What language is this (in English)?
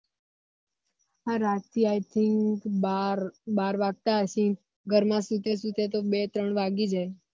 Gujarati